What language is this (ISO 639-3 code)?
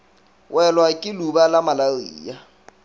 nso